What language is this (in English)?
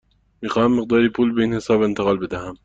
Persian